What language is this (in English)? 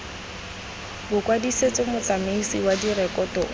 Tswana